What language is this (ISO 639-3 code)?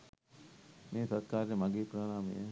sin